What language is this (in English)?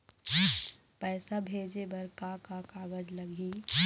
Chhattisgarhi